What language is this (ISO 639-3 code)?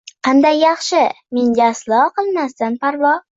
uzb